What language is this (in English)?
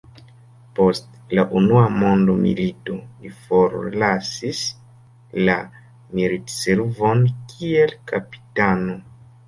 Esperanto